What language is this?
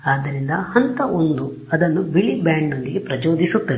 Kannada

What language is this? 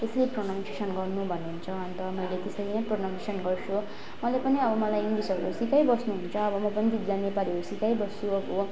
Nepali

